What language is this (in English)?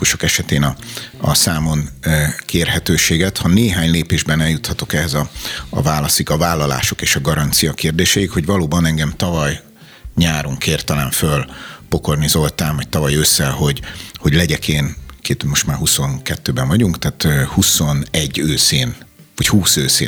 Hungarian